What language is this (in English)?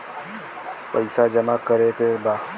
Bhojpuri